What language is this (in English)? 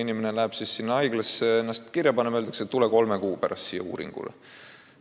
Estonian